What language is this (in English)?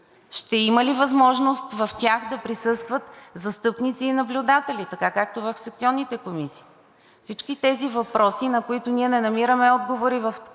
Bulgarian